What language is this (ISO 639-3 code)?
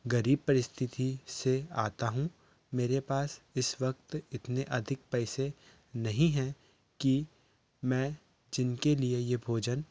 hin